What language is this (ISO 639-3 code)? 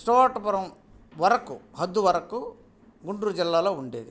tel